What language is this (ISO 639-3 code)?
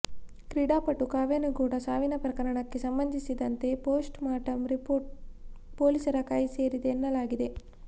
kan